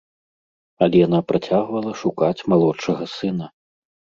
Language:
Belarusian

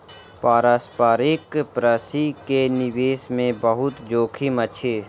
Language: Maithili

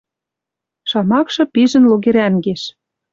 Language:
Western Mari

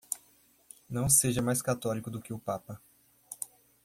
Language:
Portuguese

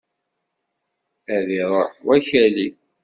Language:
Kabyle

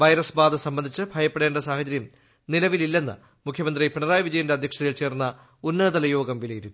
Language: Malayalam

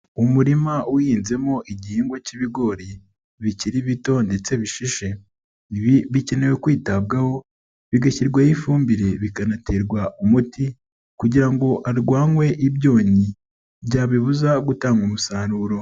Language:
Kinyarwanda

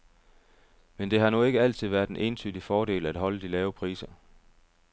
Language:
Danish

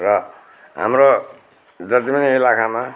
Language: Nepali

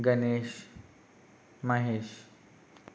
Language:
Telugu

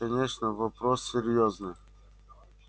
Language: Russian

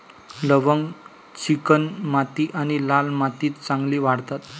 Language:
Marathi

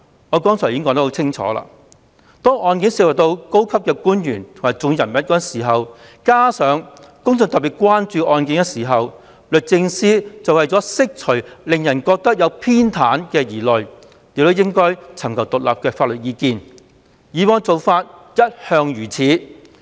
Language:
Cantonese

